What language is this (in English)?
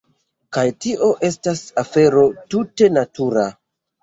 Esperanto